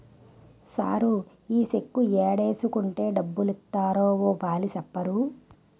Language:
Telugu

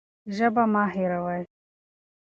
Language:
Pashto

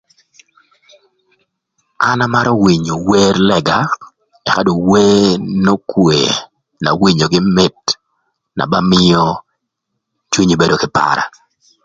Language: Thur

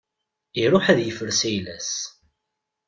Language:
Kabyle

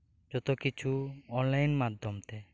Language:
Santali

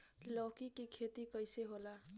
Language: Bhojpuri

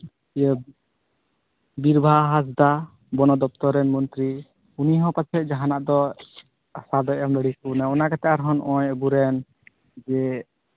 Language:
Santali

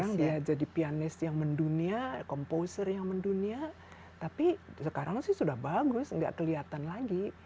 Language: Indonesian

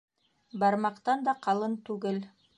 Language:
Bashkir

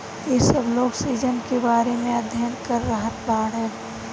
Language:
Bhojpuri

